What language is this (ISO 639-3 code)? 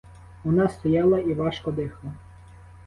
ukr